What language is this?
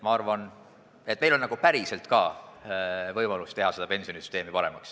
Estonian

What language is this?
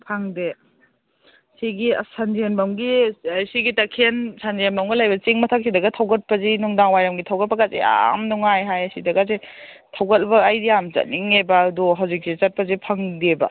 Manipuri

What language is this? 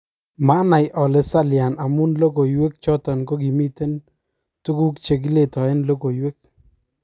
Kalenjin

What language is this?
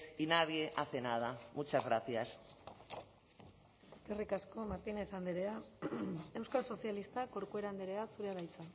Basque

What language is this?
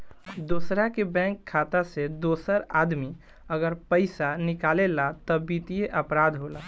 Bhojpuri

